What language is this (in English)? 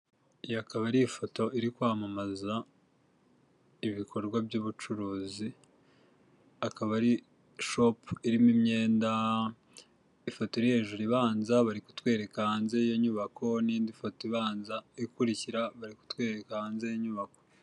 Kinyarwanda